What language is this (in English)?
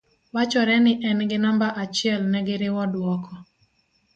Luo (Kenya and Tanzania)